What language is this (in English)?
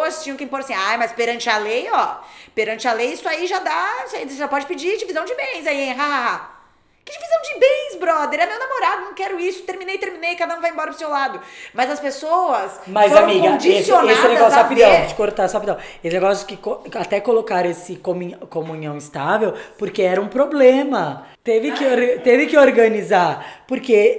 Portuguese